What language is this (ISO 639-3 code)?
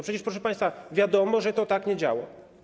pol